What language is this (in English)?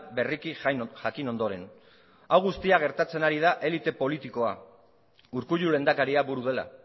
Basque